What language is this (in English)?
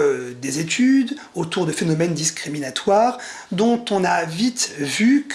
French